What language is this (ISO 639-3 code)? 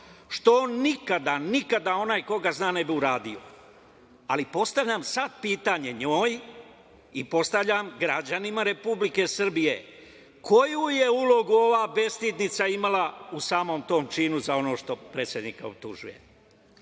srp